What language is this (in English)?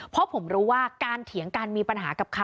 Thai